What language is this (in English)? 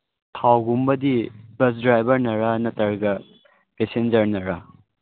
Manipuri